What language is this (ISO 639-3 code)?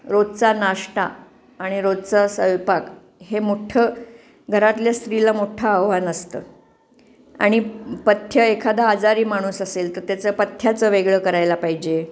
mar